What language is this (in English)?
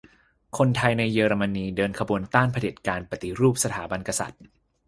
Thai